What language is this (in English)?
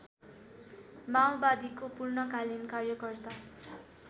Nepali